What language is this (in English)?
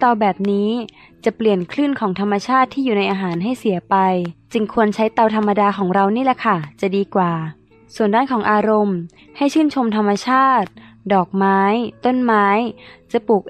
Thai